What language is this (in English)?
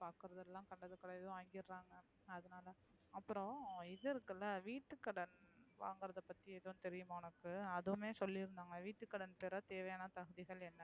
Tamil